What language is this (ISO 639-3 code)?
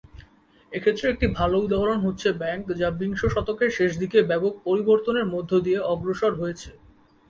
ben